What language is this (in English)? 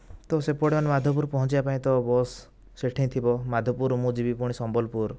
Odia